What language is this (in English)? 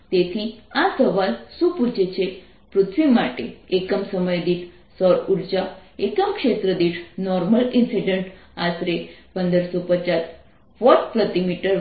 Gujarati